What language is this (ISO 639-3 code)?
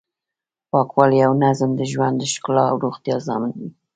pus